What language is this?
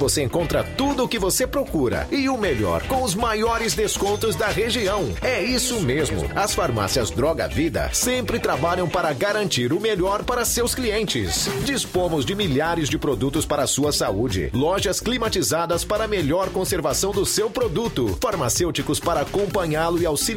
Portuguese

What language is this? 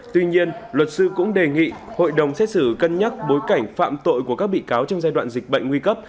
Vietnamese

